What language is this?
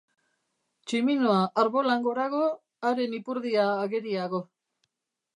Basque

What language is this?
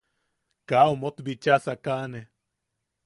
Yaqui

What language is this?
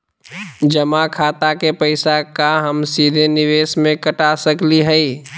Magahi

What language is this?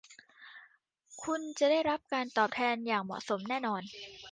Thai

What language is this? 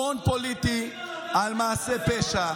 Hebrew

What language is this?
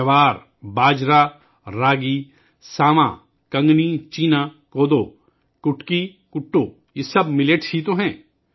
Urdu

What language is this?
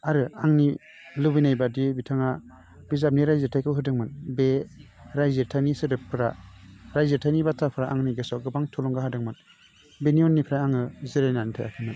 Bodo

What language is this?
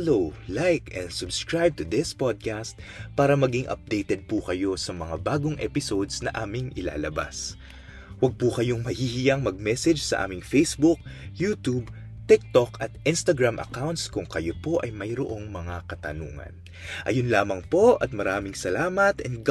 Filipino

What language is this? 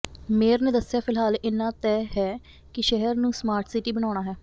Punjabi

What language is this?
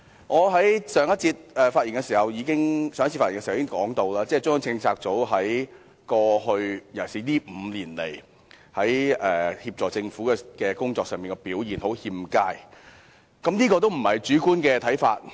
Cantonese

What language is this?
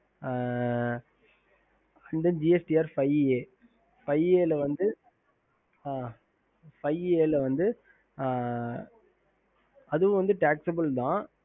Tamil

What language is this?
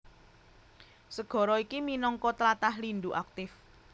Javanese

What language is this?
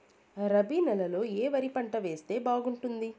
Telugu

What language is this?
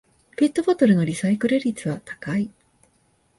Japanese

